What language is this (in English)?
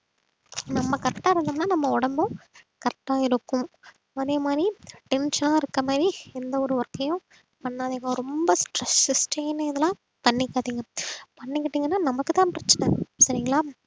Tamil